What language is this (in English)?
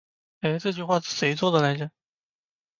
Chinese